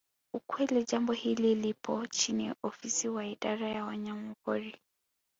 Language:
Swahili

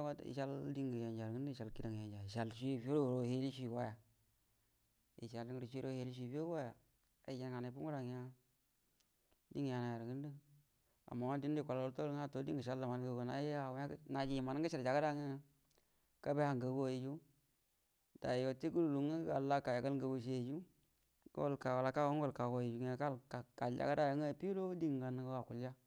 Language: Buduma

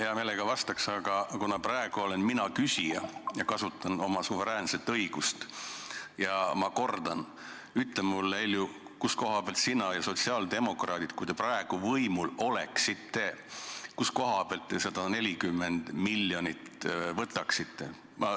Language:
Estonian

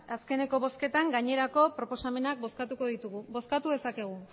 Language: Basque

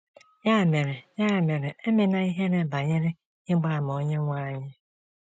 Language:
Igbo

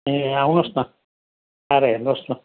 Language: Nepali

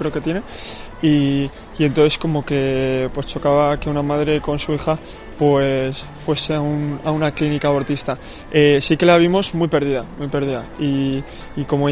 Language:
Spanish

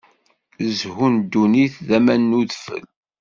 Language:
Kabyle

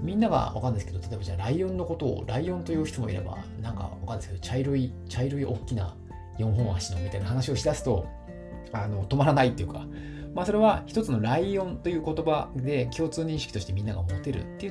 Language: Japanese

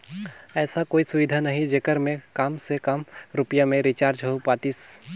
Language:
Chhattisgarhi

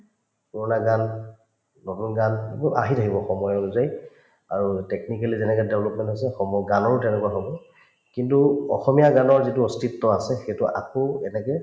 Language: Assamese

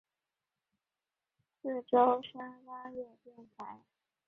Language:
Chinese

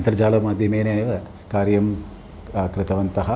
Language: Sanskrit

